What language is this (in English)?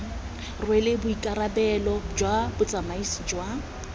Tswana